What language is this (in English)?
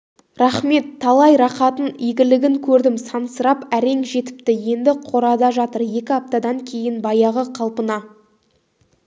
Kazakh